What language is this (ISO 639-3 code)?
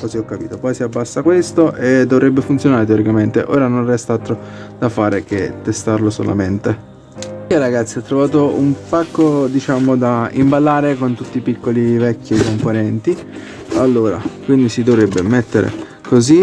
ita